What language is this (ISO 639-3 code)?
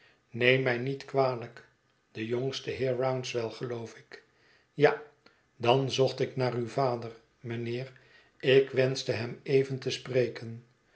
nld